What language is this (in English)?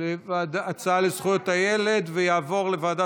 Hebrew